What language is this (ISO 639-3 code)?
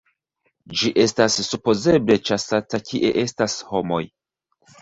epo